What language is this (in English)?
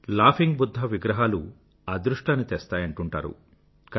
Telugu